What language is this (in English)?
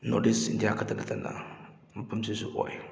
Manipuri